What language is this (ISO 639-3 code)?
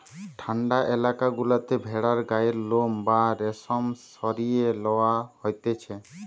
ben